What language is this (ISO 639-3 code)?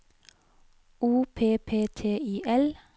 nor